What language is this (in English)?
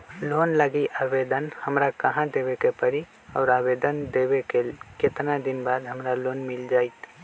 Magahi